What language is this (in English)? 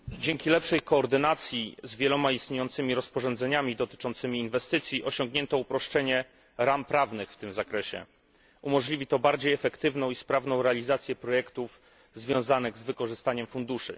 Polish